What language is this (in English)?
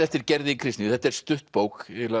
Icelandic